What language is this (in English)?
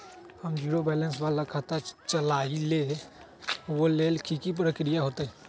Magahi